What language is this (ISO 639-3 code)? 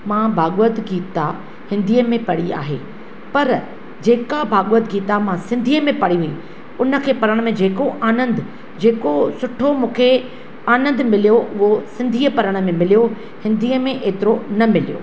snd